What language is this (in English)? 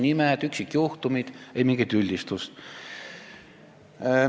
Estonian